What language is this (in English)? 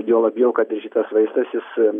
Lithuanian